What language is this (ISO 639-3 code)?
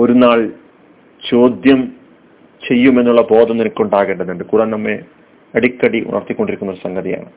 mal